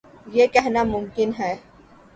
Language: Urdu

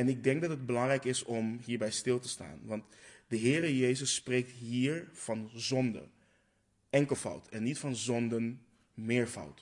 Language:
Dutch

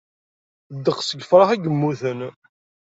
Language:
Kabyle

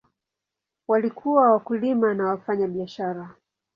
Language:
Swahili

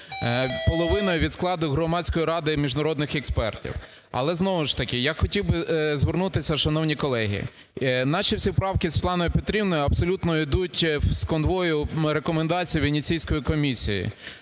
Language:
Ukrainian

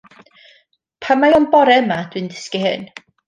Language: Welsh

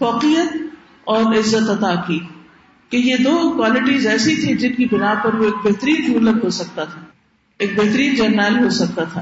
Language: Urdu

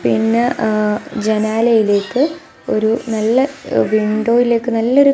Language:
Malayalam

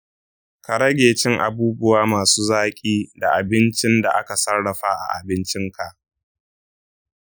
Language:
Hausa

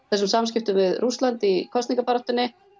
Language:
Icelandic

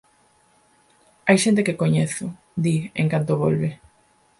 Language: Galician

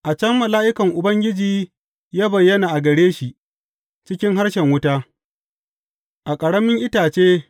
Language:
Hausa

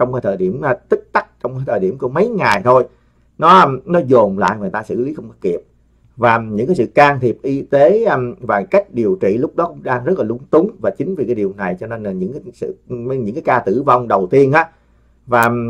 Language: Vietnamese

